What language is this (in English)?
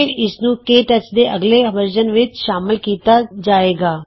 Punjabi